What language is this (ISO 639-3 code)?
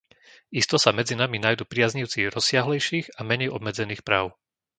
slk